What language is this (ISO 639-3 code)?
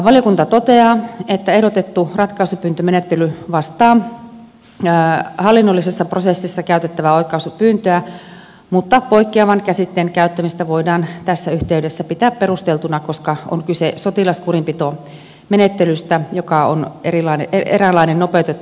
fin